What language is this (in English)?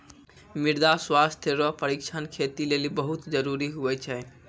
Maithili